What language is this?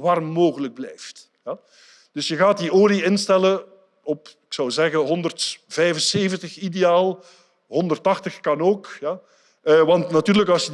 Dutch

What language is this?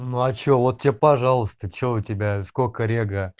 Russian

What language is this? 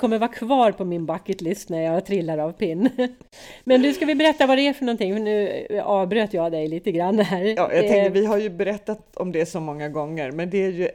Swedish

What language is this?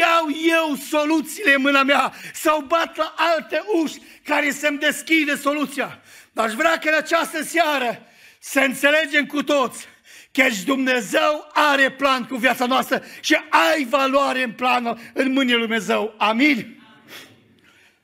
Romanian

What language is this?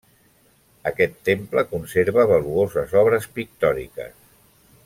Catalan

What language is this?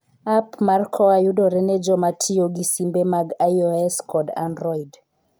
Luo (Kenya and Tanzania)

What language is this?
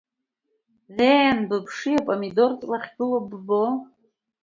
Abkhazian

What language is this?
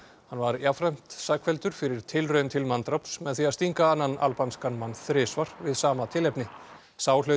Icelandic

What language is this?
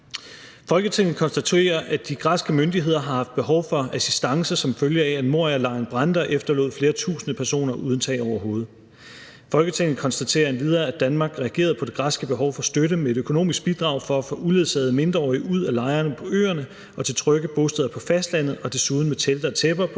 Danish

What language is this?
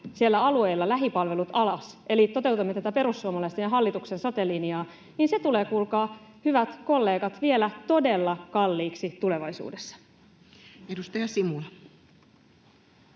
Finnish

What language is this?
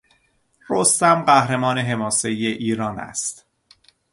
Persian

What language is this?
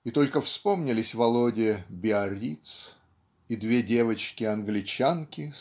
Russian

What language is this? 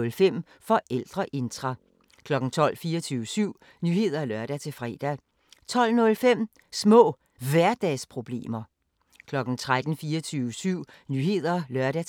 Danish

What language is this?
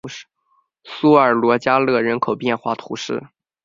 Chinese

